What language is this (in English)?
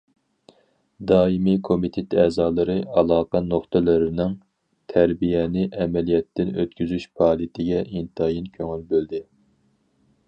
Uyghur